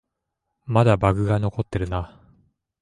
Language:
Japanese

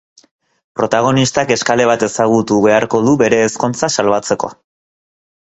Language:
Basque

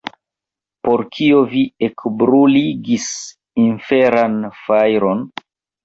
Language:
Esperanto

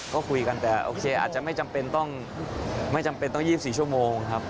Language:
Thai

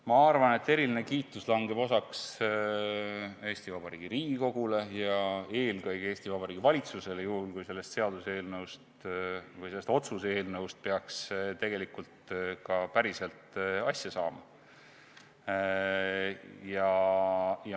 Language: Estonian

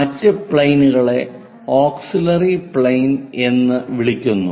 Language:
Malayalam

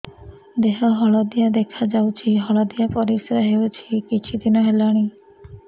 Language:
Odia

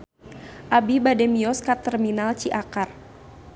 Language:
Sundanese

